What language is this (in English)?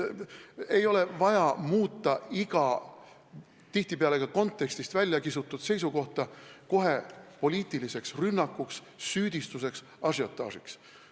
Estonian